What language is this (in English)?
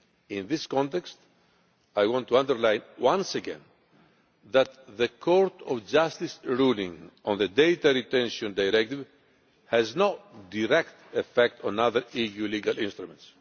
English